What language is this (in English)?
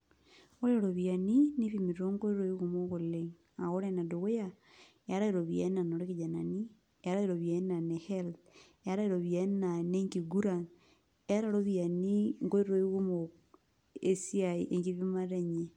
Masai